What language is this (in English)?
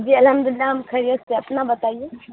Urdu